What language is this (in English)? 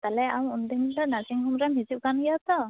Santali